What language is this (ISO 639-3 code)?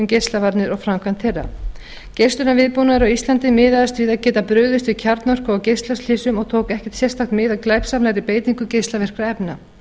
isl